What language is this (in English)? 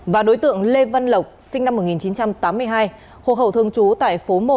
Vietnamese